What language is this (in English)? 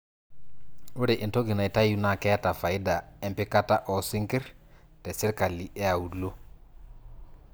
Masai